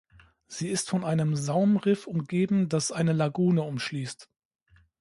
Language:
German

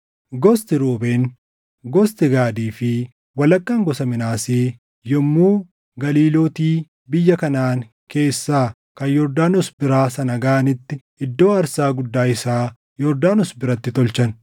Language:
Oromo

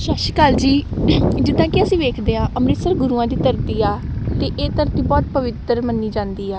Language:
Punjabi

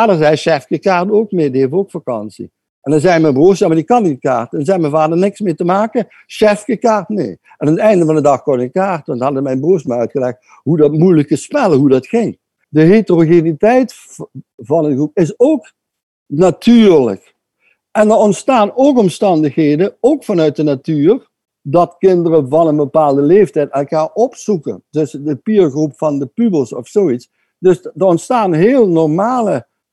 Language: Dutch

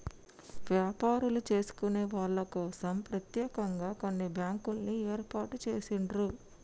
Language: Telugu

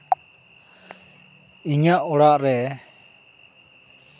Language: Santali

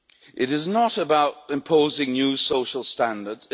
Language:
English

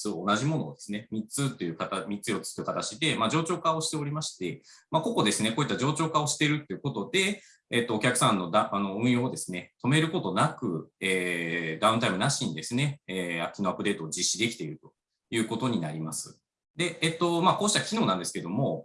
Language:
Japanese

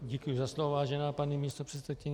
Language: Czech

